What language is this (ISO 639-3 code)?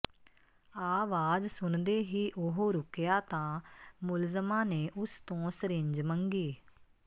pan